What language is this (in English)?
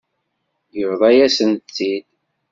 Kabyle